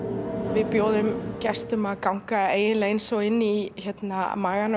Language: Icelandic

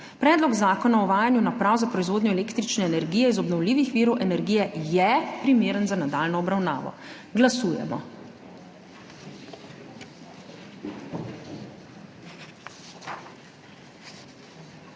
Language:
Slovenian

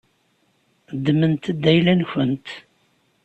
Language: Kabyle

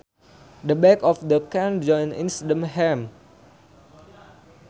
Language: Sundanese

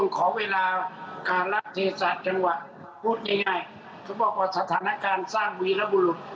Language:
Thai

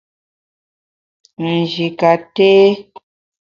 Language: Bamun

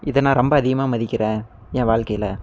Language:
Tamil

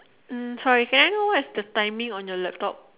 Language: English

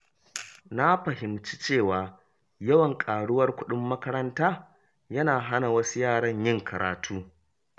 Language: Hausa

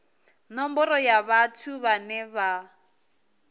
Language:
Venda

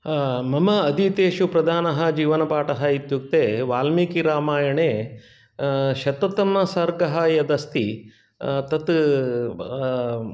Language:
Sanskrit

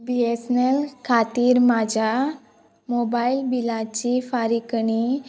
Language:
Konkani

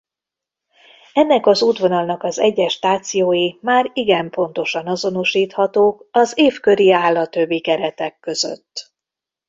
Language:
Hungarian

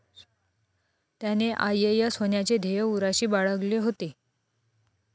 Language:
Marathi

